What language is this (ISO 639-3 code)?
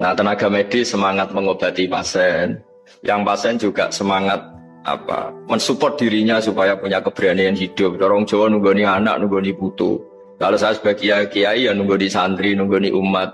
ind